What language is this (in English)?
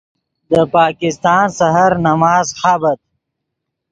Yidgha